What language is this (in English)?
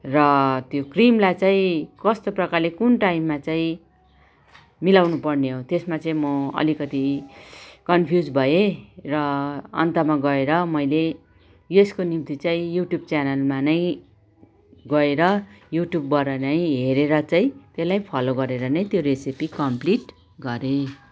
Nepali